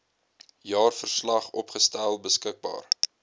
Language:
Afrikaans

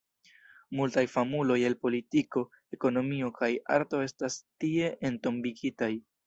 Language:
Esperanto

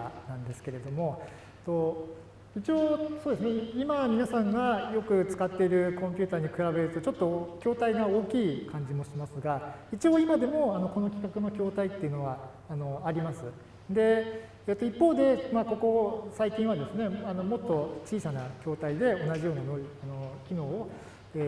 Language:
Japanese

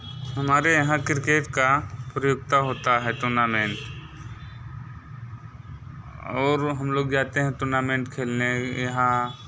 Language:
Hindi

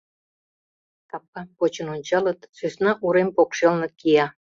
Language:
Mari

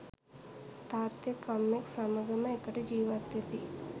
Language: Sinhala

